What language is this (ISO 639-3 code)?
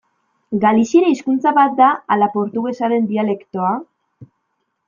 eus